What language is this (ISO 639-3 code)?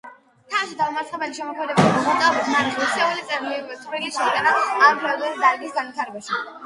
kat